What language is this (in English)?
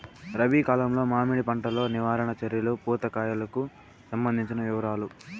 Telugu